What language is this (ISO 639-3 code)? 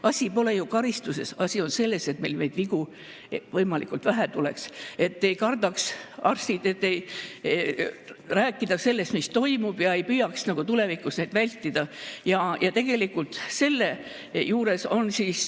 est